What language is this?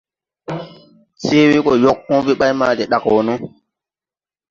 Tupuri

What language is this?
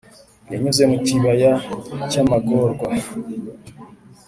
Kinyarwanda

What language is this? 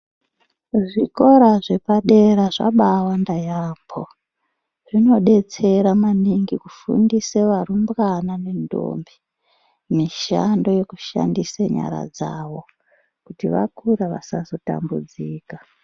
Ndau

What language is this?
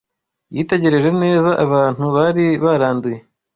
Kinyarwanda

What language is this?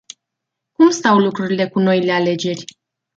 Romanian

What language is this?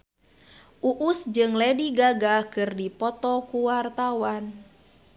Sundanese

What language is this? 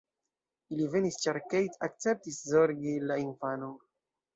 Esperanto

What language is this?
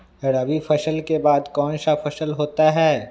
Magahi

